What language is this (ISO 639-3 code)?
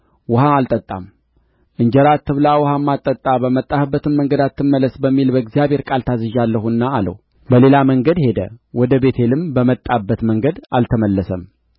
amh